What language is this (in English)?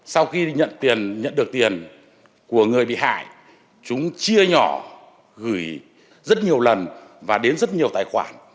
Vietnamese